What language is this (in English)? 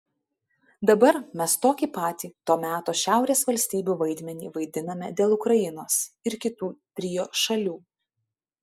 Lithuanian